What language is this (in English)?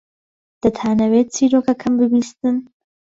Central Kurdish